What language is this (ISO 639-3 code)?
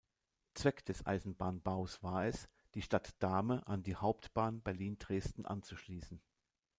deu